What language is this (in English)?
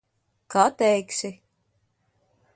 Latvian